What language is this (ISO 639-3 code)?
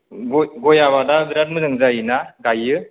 brx